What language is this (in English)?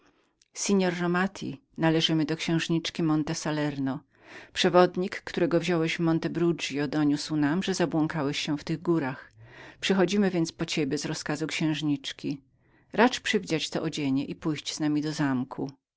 Polish